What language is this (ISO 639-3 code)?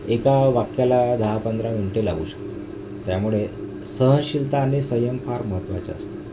mar